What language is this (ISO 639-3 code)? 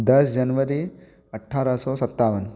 hin